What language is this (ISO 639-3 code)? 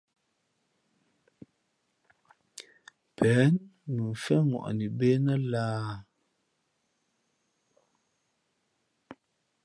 fmp